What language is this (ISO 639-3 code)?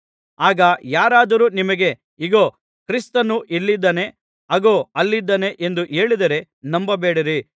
kan